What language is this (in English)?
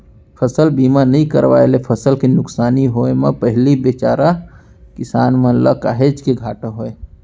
Chhattisgarhi